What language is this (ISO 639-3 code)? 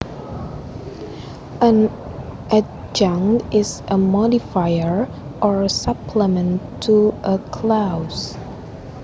jav